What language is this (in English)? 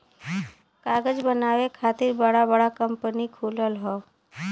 Bhojpuri